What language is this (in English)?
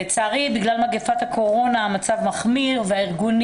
Hebrew